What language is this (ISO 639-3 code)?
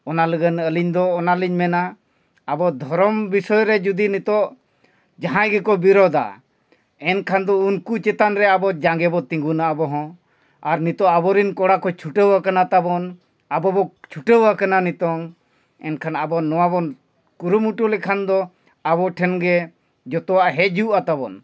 sat